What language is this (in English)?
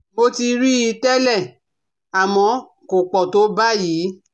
Yoruba